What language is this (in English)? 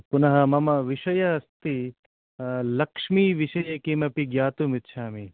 Sanskrit